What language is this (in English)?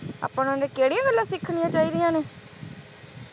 Punjabi